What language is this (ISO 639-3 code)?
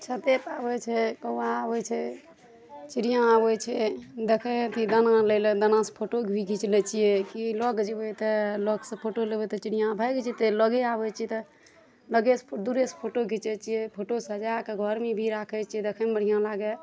mai